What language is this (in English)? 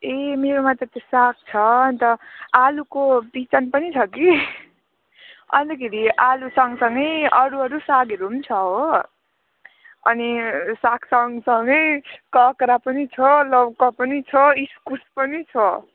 Nepali